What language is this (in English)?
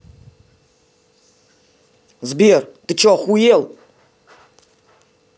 Russian